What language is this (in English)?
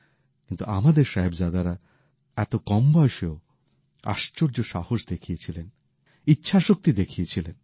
Bangla